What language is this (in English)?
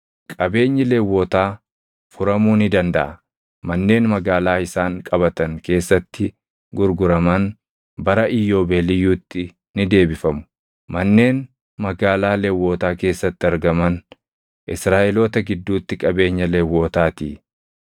Oromo